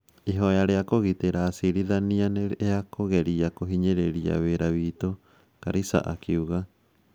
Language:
Kikuyu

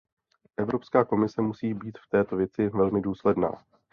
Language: Czech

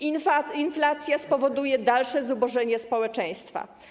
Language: Polish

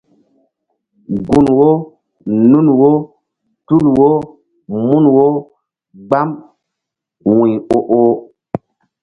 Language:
Mbum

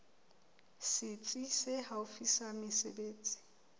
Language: Southern Sotho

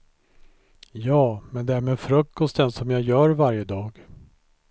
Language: Swedish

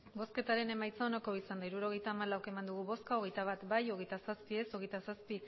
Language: Basque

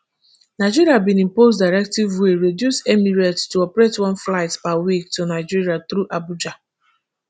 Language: Nigerian Pidgin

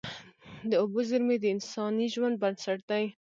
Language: Pashto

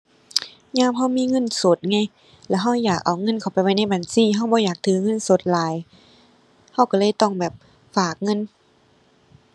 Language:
Thai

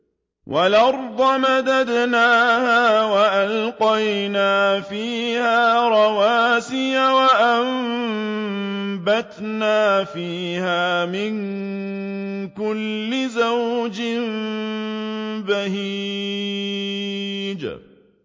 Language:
Arabic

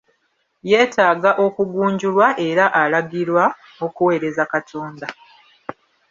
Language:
Ganda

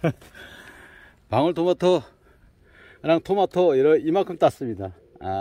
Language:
Korean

